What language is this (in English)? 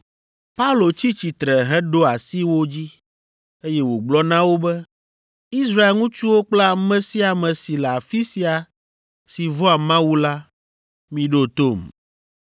Ewe